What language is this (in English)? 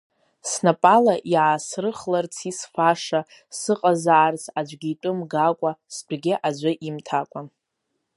Abkhazian